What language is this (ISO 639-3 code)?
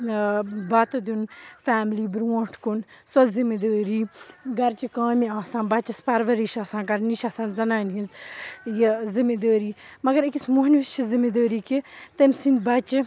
kas